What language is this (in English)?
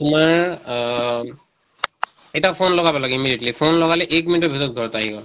Assamese